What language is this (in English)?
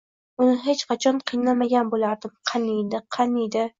Uzbek